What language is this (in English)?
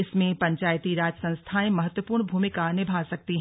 Hindi